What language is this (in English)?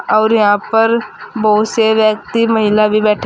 Hindi